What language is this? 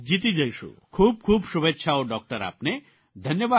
Gujarati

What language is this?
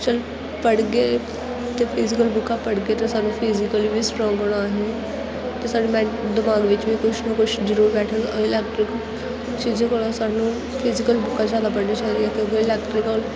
Dogri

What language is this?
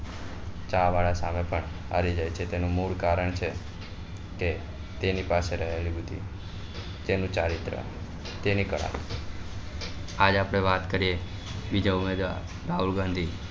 Gujarati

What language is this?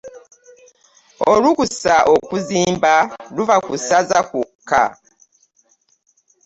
Ganda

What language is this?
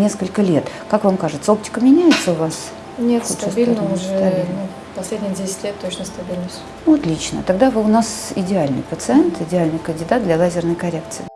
Russian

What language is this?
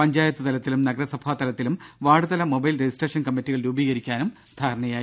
Malayalam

